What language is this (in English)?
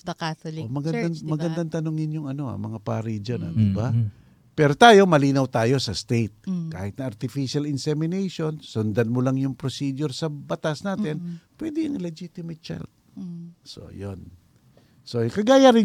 Filipino